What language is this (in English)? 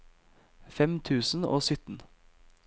Norwegian